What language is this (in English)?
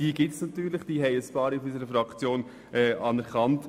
Swiss German